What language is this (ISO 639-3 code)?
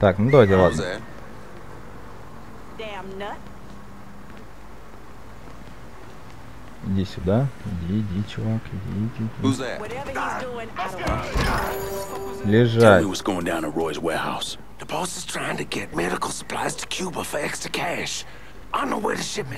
rus